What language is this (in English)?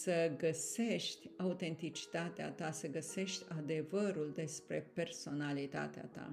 Romanian